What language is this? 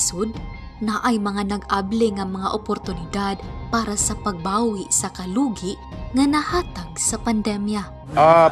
Filipino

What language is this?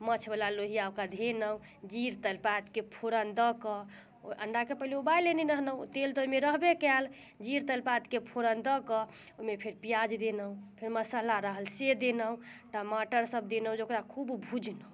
Maithili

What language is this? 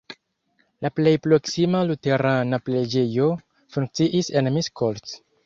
Esperanto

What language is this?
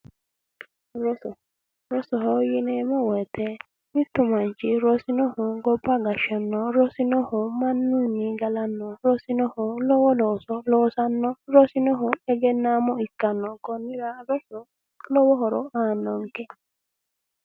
Sidamo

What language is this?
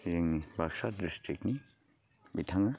Bodo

